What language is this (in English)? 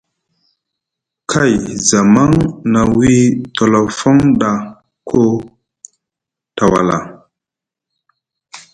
Musgu